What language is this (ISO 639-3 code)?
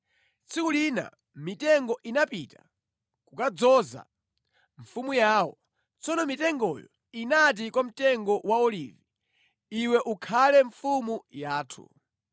nya